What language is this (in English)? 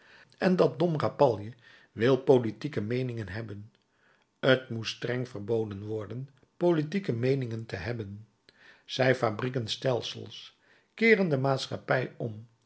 Dutch